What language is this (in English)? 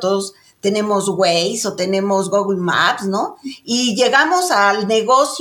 Spanish